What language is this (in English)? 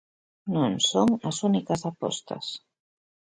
Galician